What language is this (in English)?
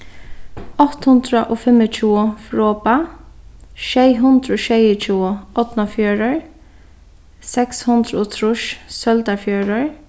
Faroese